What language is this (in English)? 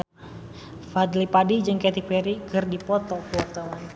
Sundanese